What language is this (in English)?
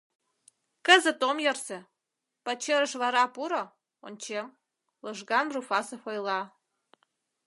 Mari